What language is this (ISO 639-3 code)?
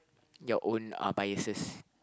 eng